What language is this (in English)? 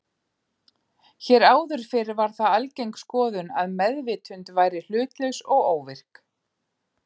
Icelandic